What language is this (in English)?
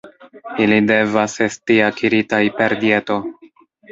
Esperanto